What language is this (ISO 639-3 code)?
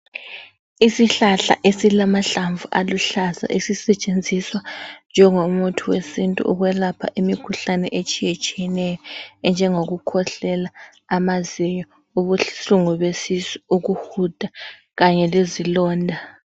nde